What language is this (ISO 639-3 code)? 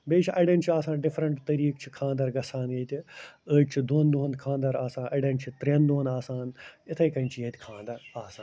kas